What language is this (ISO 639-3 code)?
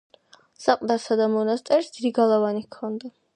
kat